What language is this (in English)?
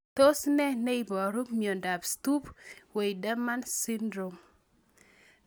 Kalenjin